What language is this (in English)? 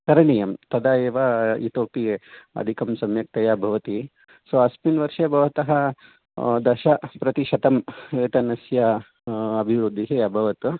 Sanskrit